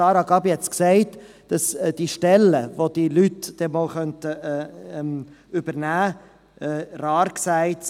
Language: Swiss German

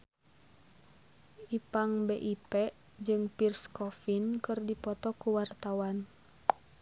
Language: Sundanese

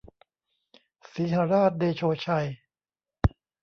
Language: Thai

